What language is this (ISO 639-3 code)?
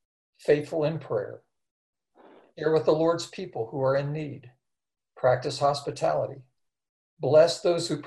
eng